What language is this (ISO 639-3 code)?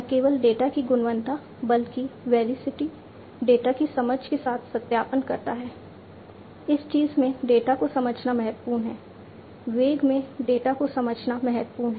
hin